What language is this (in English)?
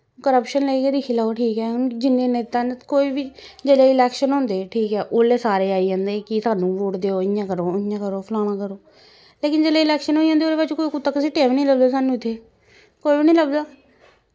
Dogri